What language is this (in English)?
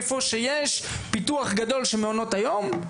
Hebrew